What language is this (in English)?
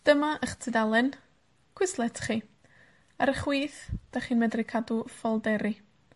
Welsh